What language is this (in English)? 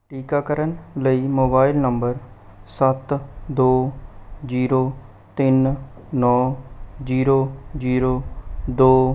Punjabi